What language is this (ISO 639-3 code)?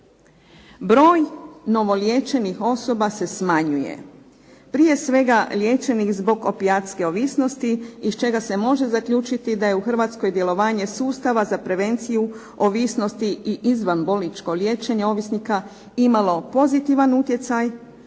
hrv